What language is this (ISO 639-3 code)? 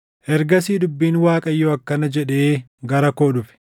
orm